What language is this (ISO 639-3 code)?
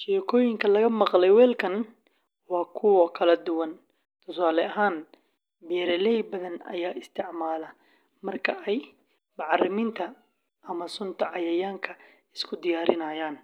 som